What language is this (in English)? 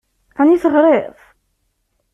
Kabyle